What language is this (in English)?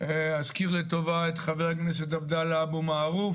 Hebrew